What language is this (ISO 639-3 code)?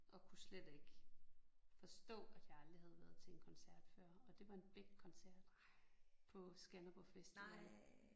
dan